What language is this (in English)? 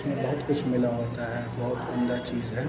Urdu